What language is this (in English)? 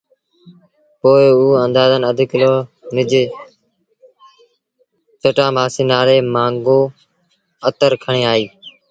Sindhi Bhil